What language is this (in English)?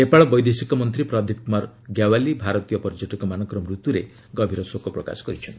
Odia